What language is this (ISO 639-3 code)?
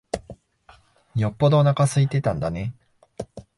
jpn